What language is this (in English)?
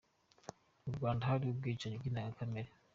Kinyarwanda